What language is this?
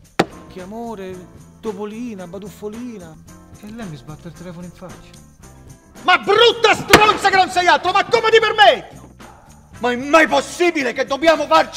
Italian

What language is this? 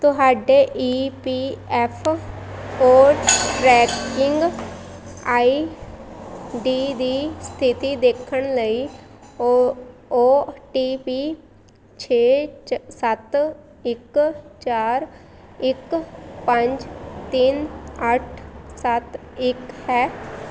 Punjabi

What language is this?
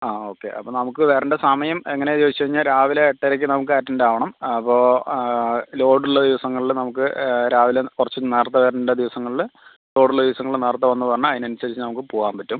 Malayalam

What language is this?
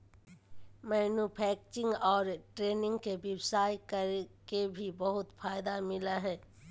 Magahi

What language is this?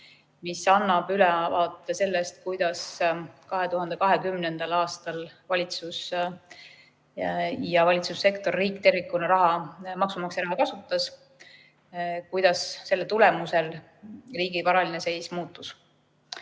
Estonian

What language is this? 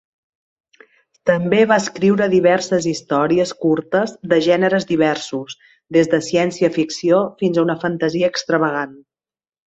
Catalan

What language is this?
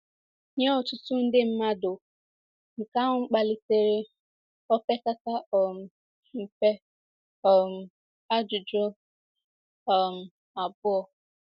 Igbo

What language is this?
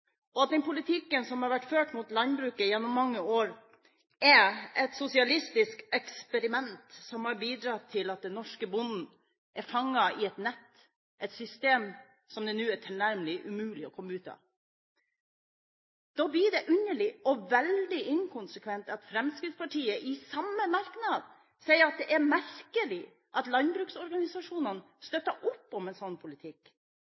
Norwegian Bokmål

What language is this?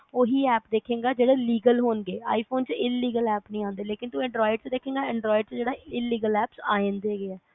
Punjabi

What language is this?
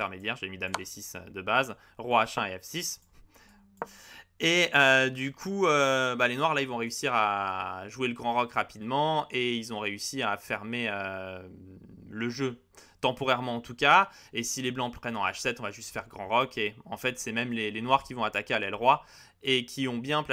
French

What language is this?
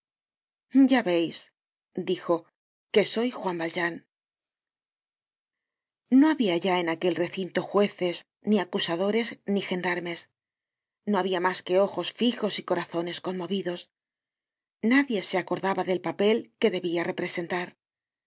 Spanish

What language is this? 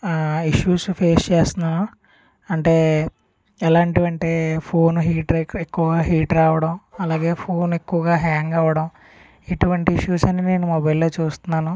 Telugu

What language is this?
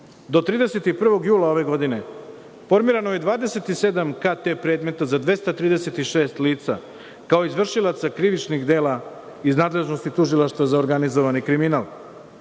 Serbian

